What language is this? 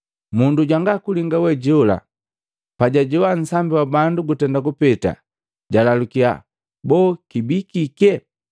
Matengo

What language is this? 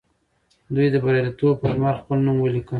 Pashto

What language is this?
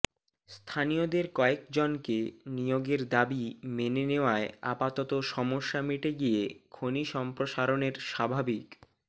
Bangla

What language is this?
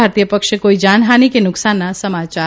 Gujarati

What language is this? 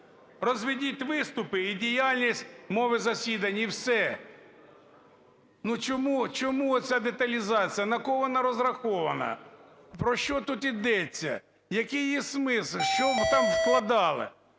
Ukrainian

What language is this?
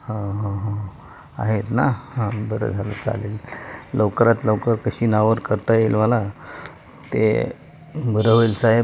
Marathi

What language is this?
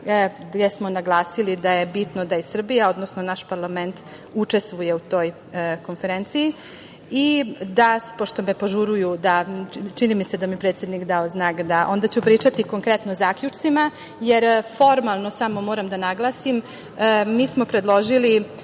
Serbian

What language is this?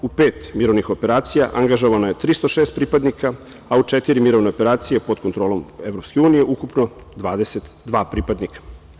Serbian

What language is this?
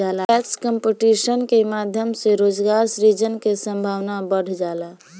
Bhojpuri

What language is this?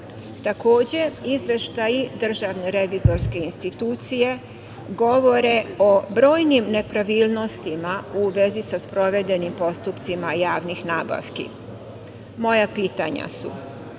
Serbian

